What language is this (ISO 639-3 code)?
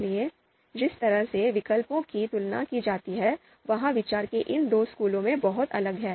hin